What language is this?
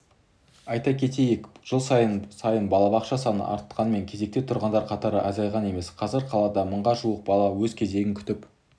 Kazakh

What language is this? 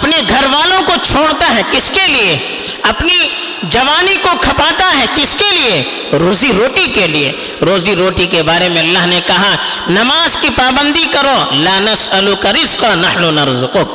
Urdu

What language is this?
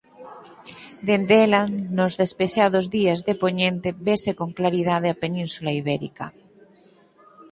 Galician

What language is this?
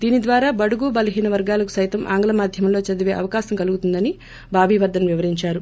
Telugu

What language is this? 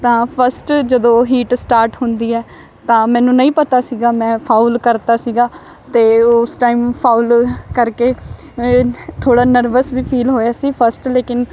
Punjabi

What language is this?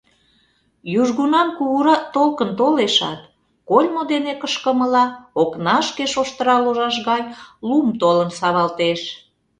Mari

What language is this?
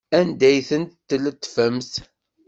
Kabyle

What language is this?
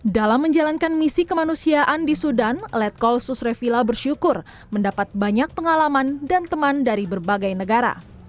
Indonesian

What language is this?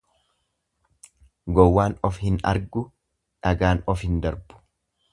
Oromo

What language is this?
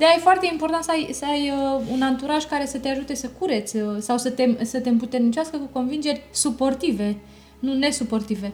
Romanian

